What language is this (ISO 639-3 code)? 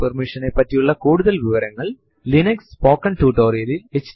mal